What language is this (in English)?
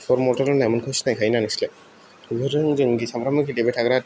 Bodo